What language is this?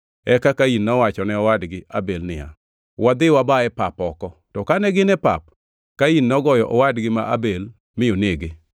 Luo (Kenya and Tanzania)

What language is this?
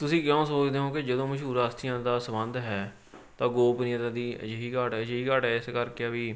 Punjabi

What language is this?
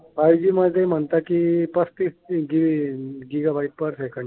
Marathi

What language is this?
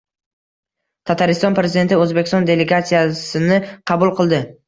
Uzbek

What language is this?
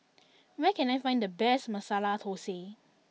English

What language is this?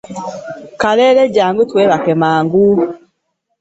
Ganda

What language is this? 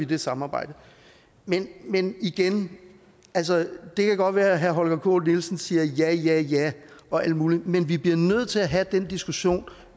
Danish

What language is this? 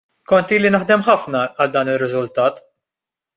Maltese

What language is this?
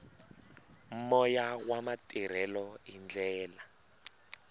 Tsonga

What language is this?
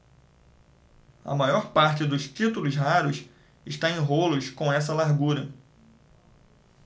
Portuguese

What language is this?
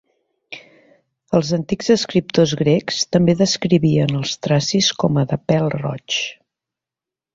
Catalan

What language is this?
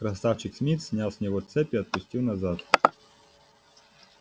Russian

